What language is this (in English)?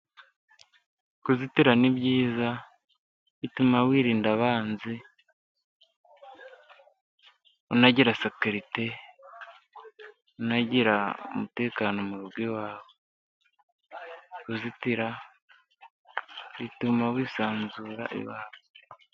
Kinyarwanda